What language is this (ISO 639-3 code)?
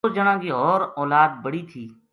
gju